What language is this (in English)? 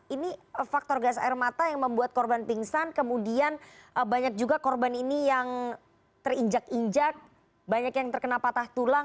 Indonesian